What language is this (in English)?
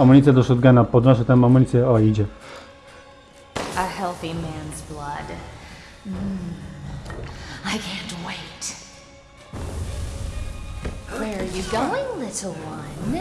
Polish